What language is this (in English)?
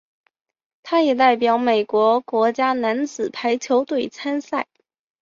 Chinese